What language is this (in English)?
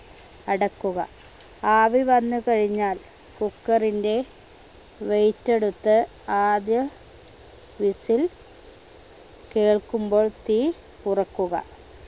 Malayalam